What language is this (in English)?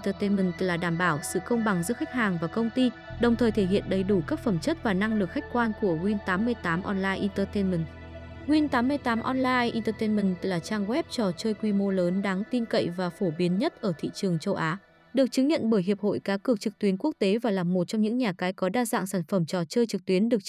Vietnamese